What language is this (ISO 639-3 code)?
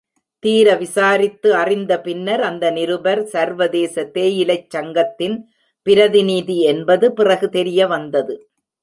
tam